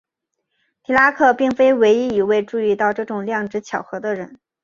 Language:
Chinese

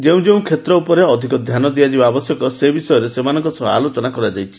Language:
Odia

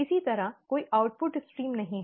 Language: Hindi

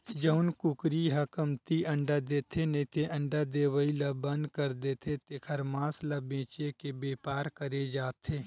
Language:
Chhattisgarhi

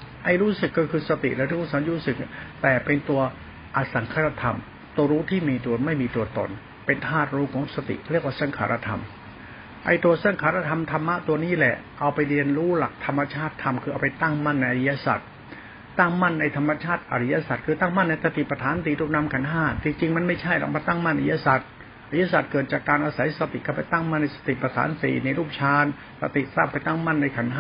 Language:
Thai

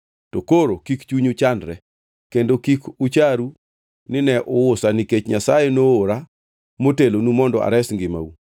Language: Luo (Kenya and Tanzania)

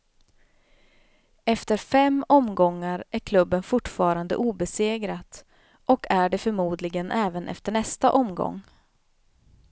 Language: Swedish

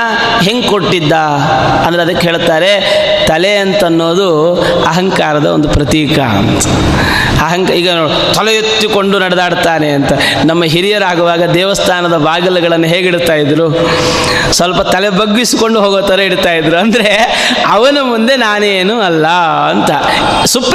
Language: Kannada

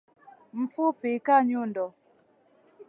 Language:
Swahili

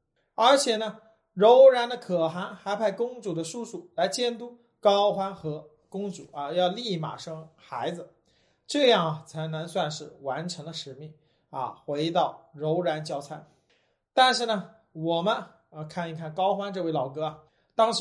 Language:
Chinese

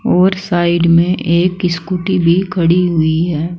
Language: Hindi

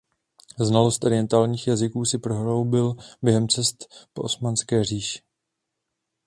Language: Czech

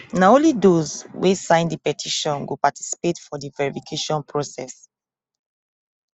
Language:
Nigerian Pidgin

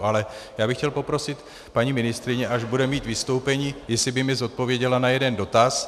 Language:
Czech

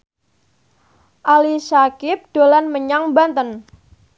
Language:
Javanese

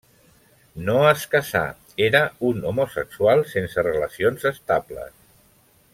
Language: Catalan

